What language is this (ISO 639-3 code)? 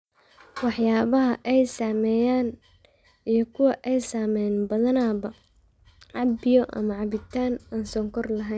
som